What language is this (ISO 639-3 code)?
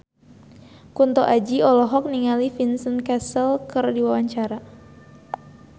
sun